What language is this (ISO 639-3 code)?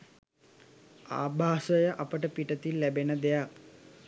sin